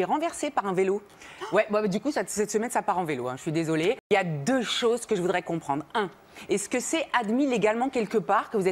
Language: French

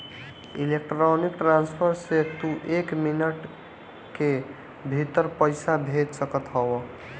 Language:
Bhojpuri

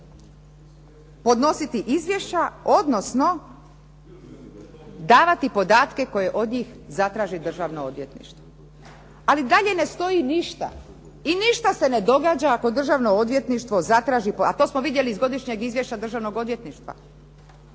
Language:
Croatian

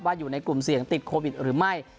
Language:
Thai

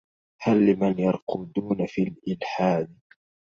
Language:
Arabic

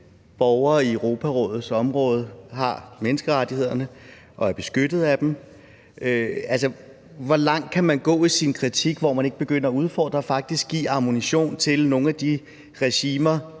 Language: Danish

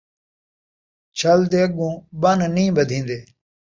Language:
Saraiki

